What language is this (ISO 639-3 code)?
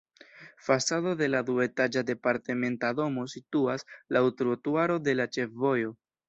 epo